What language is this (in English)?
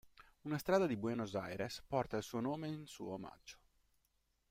Italian